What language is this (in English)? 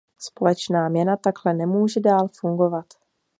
Czech